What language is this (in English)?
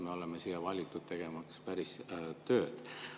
Estonian